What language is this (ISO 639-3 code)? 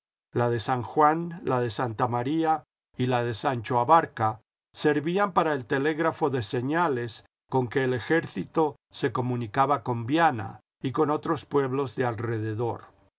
spa